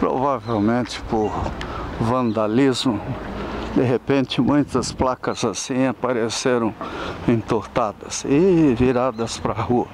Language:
Portuguese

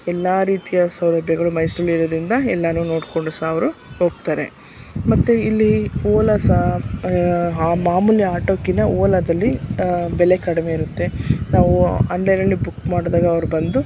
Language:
Kannada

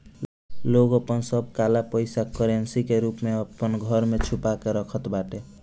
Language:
Bhojpuri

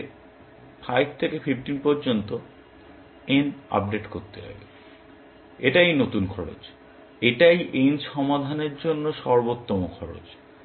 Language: Bangla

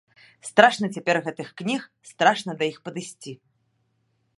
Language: Belarusian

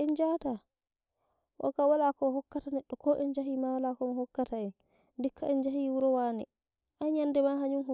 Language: Nigerian Fulfulde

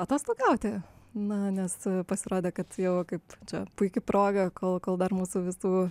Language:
Lithuanian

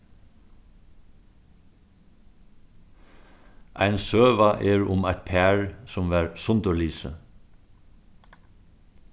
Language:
Faroese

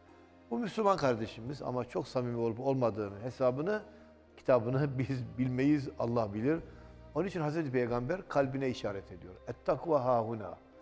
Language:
Turkish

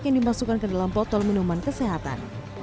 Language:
Indonesian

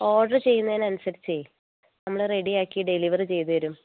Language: Malayalam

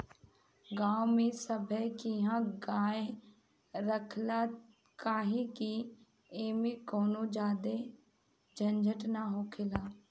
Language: Bhojpuri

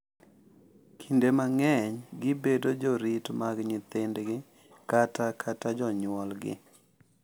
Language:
Luo (Kenya and Tanzania)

